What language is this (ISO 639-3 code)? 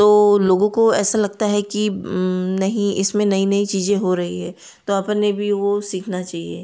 hin